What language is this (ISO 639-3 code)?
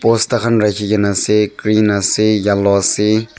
nag